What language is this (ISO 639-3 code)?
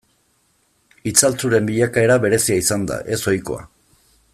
eus